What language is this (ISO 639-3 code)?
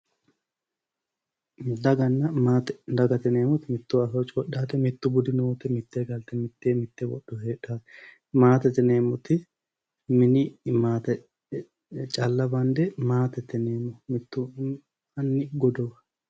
sid